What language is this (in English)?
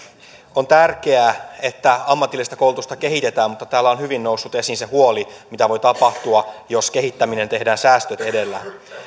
Finnish